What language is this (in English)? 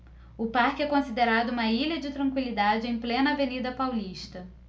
Portuguese